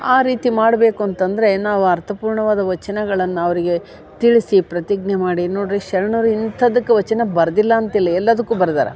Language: Kannada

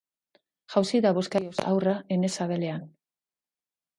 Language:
Basque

